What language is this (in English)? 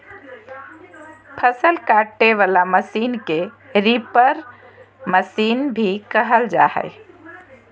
Magahi